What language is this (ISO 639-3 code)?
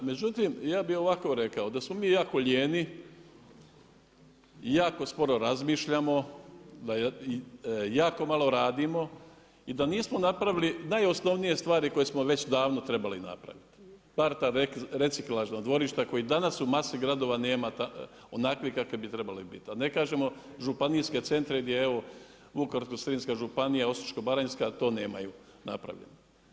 hrv